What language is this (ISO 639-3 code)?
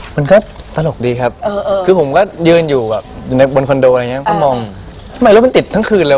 tha